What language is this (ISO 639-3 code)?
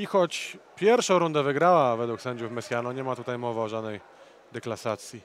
pol